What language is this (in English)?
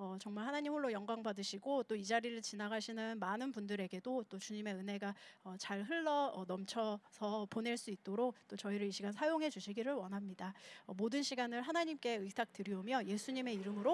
Korean